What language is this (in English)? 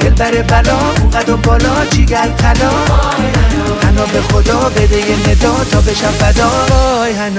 Persian